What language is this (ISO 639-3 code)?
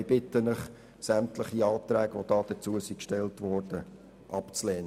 gsw